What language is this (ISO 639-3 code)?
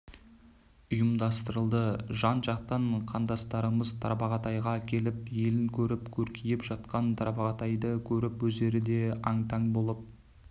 kaz